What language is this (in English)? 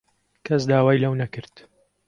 Central Kurdish